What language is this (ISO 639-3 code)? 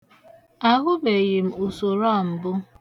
ibo